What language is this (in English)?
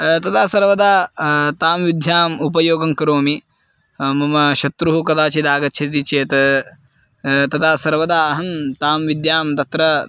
Sanskrit